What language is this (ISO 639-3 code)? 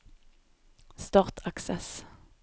nor